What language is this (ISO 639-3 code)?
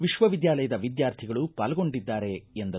kan